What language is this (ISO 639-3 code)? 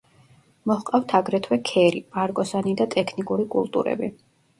kat